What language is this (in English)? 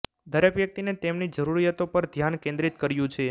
Gujarati